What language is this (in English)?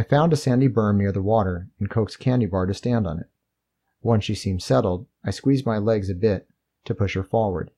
English